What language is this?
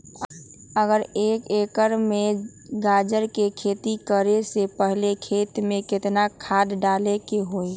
Magahi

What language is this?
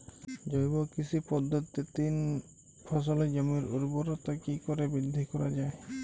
Bangla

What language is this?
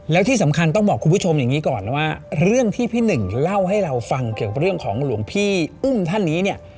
Thai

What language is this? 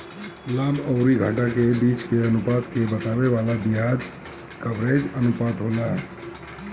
Bhojpuri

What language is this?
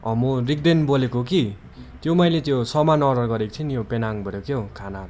Nepali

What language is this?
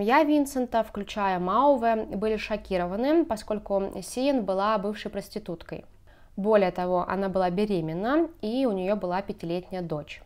Russian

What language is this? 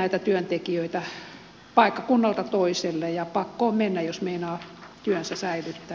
Finnish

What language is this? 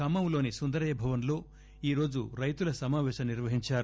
Telugu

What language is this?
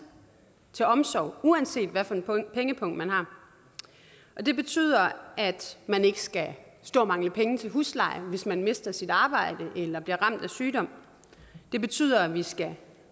Danish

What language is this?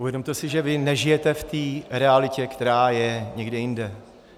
Czech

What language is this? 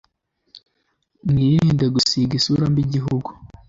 Kinyarwanda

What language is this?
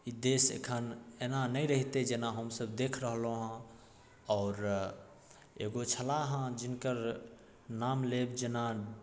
Maithili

